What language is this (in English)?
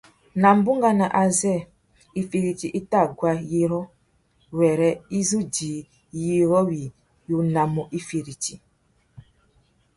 Tuki